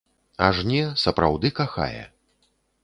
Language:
Belarusian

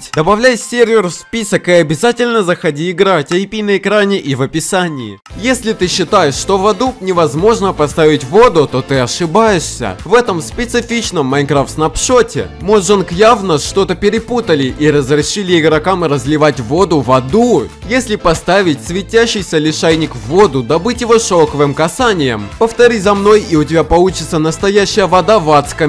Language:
Russian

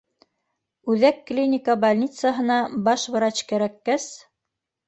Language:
Bashkir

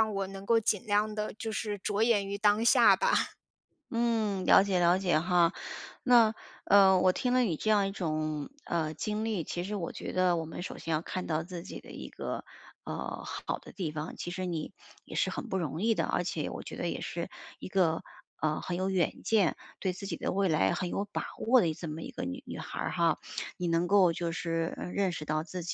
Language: Chinese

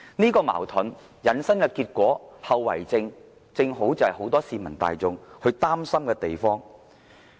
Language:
Cantonese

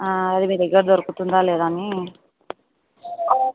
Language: Telugu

